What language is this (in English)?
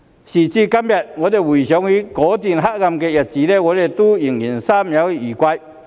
Cantonese